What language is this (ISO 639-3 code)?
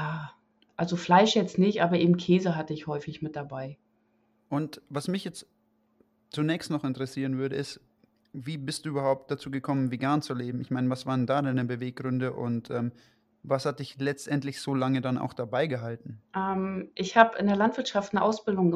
deu